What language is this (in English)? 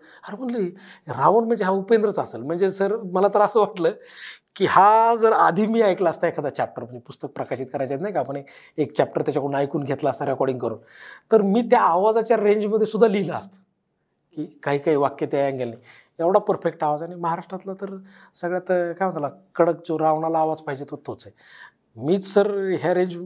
Marathi